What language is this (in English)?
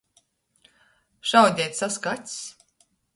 Latgalian